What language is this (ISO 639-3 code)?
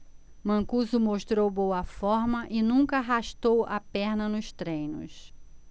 por